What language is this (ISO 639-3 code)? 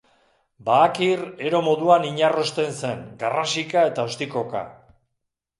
eus